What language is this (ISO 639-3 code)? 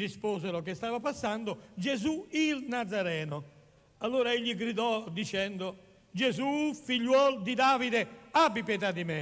ita